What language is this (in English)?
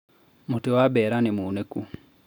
Kikuyu